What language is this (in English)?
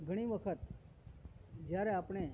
Gujarati